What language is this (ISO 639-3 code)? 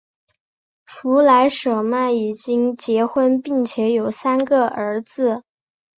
zho